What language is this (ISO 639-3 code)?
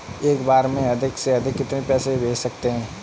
hin